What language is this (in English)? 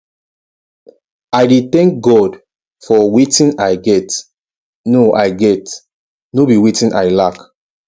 Nigerian Pidgin